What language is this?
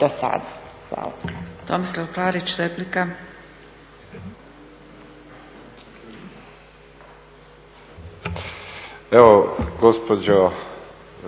Croatian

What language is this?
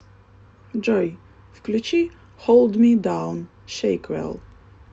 Russian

